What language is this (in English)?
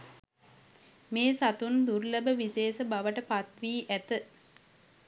Sinhala